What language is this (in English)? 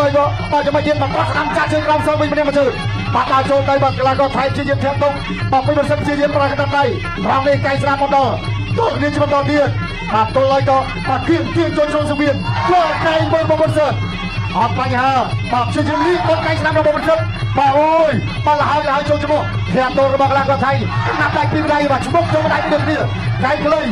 Thai